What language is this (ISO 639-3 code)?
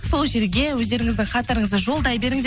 kaz